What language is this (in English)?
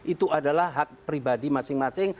Indonesian